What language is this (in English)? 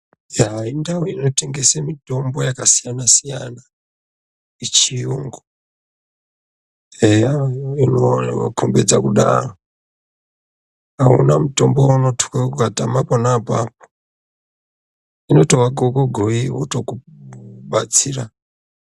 Ndau